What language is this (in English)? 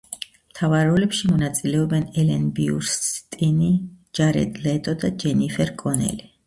Georgian